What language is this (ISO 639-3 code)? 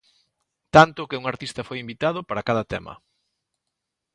glg